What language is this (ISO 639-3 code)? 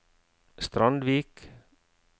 nor